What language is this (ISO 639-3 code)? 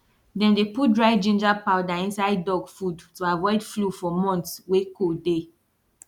pcm